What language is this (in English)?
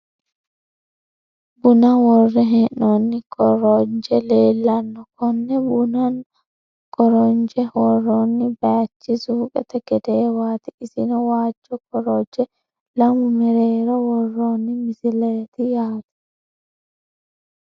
Sidamo